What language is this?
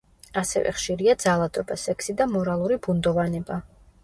Georgian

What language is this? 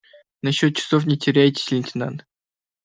Russian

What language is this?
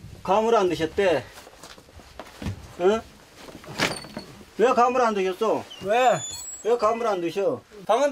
Korean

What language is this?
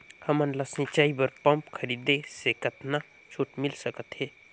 Chhattisgarhi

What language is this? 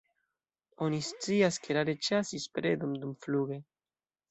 Esperanto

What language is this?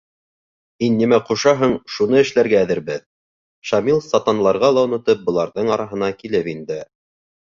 Bashkir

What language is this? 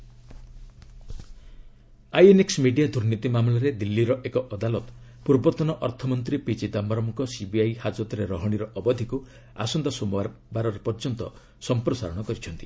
Odia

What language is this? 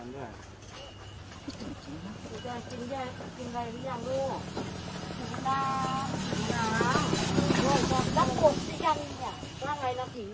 Thai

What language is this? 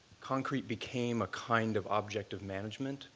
English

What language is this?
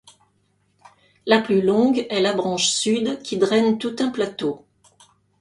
French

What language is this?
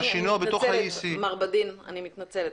Hebrew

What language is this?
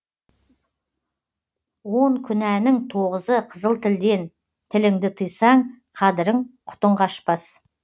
Kazakh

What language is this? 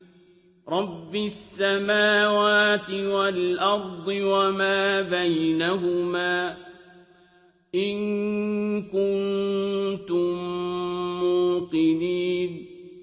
Arabic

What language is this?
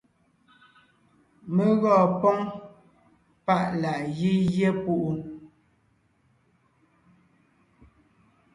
Ngiemboon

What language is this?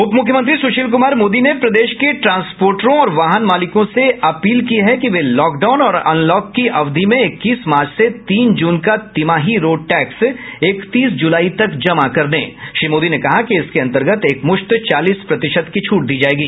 Hindi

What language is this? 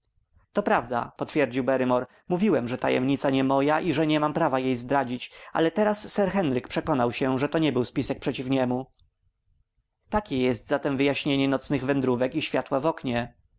Polish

